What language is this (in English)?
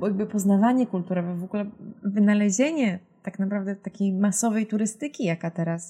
Polish